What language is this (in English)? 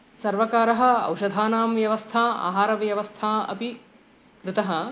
Sanskrit